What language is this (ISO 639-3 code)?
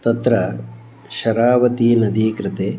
san